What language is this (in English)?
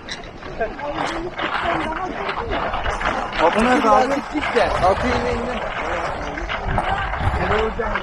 Turkish